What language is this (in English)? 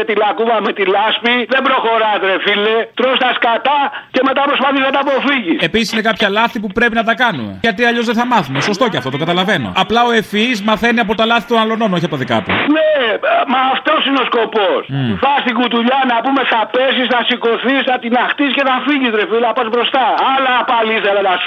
Greek